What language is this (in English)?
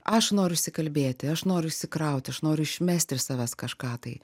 Lithuanian